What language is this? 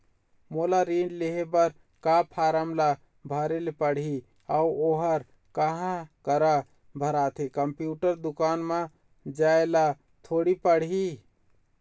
Chhattisgarhi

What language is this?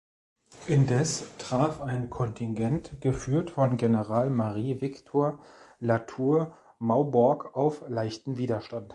German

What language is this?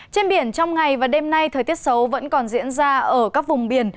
Vietnamese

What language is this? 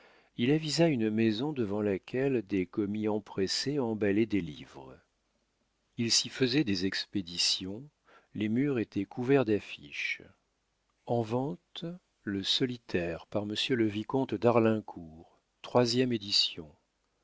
French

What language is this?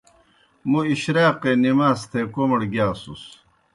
Kohistani Shina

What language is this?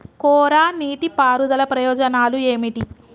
Telugu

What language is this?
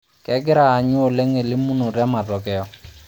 Masai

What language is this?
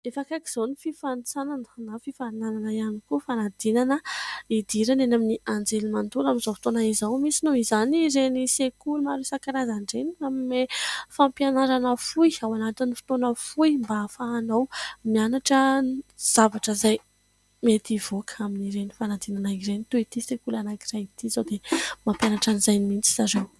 Malagasy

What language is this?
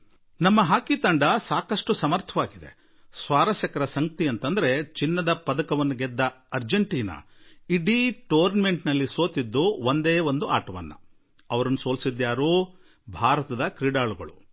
Kannada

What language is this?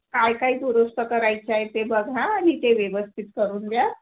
Marathi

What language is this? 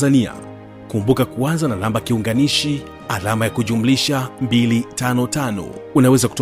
Swahili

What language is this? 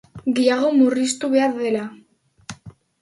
Basque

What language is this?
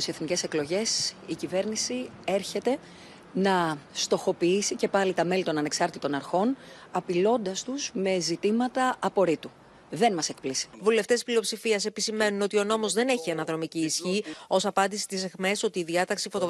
Greek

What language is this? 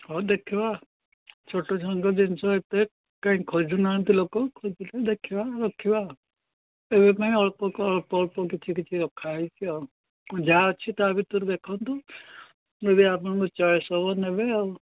Odia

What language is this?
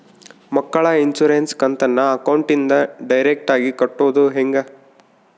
Kannada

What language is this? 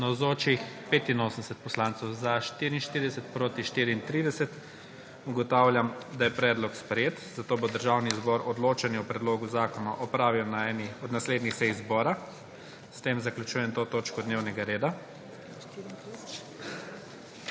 Slovenian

